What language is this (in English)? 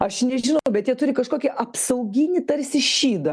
Lithuanian